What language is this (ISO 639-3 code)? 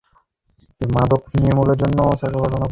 ben